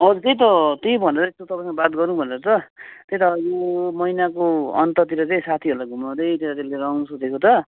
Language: Nepali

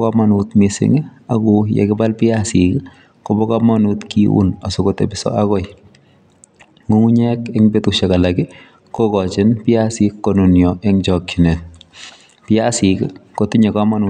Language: Kalenjin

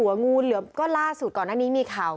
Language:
Thai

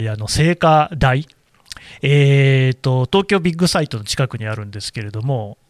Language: Japanese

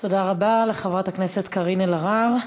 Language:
Hebrew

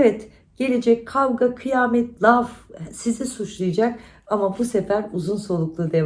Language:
Turkish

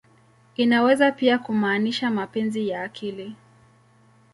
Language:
Swahili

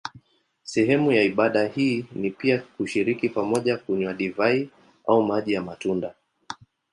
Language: Swahili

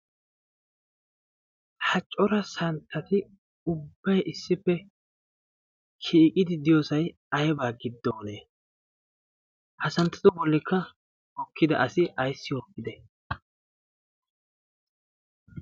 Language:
Wolaytta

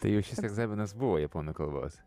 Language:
Lithuanian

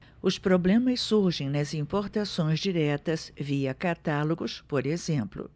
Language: Portuguese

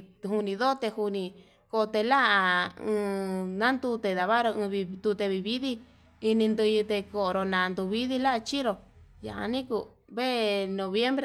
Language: Yutanduchi Mixtec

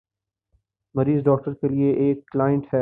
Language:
Urdu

